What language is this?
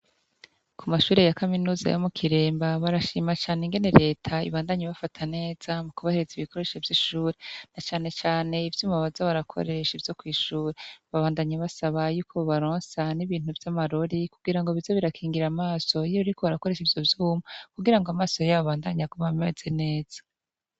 Rundi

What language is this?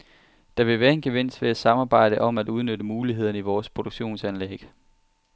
Danish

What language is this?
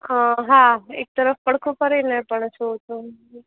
Gujarati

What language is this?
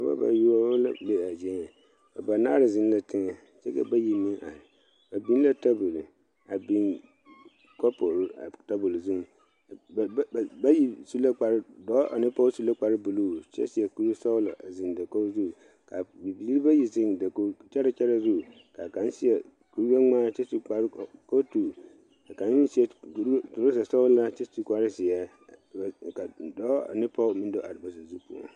Southern Dagaare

